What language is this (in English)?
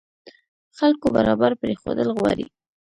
Pashto